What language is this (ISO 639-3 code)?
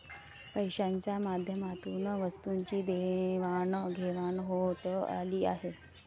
mar